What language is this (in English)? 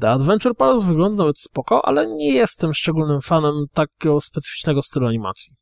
Polish